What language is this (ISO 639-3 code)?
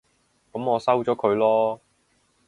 yue